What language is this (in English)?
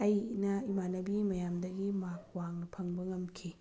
Manipuri